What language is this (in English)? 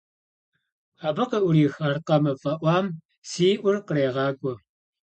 Kabardian